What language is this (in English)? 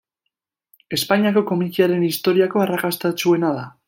Basque